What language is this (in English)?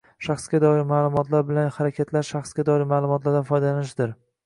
Uzbek